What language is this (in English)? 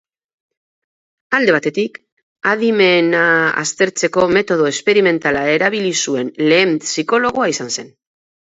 Basque